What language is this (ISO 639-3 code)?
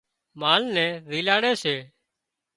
kxp